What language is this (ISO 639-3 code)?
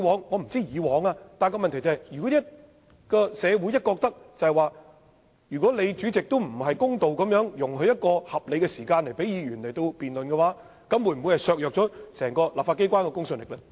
yue